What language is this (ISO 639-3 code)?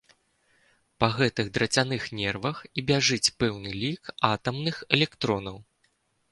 bel